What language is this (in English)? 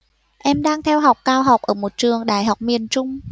Vietnamese